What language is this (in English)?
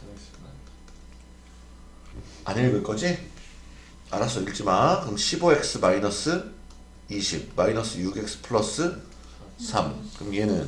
Korean